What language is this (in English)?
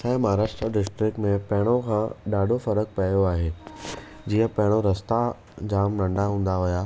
Sindhi